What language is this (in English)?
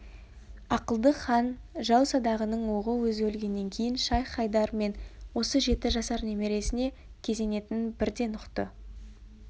Kazakh